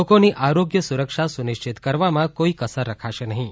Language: Gujarati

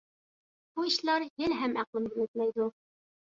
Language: Uyghur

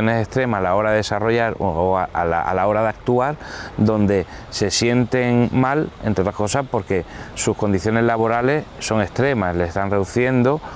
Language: Spanish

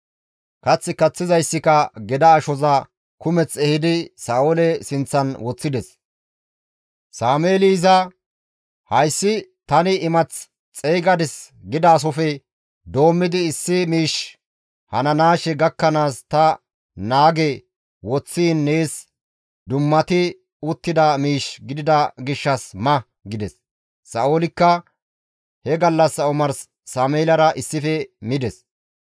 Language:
Gamo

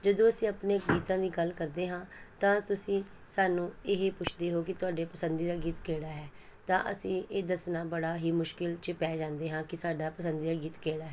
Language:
Punjabi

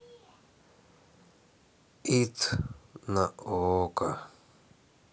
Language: Russian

